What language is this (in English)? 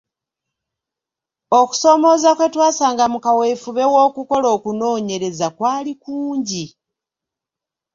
Ganda